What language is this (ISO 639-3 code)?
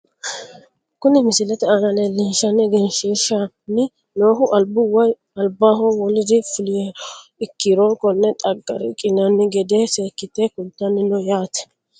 sid